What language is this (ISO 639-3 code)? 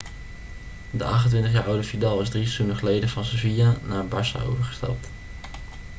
nld